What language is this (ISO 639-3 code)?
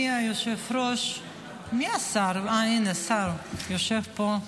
heb